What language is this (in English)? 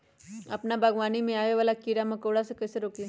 Magahi